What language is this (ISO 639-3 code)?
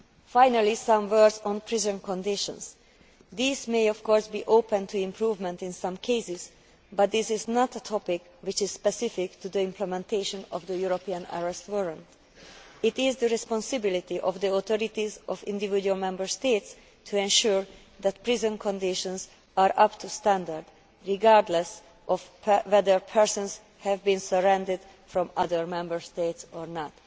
eng